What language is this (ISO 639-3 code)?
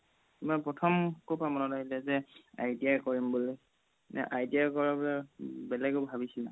asm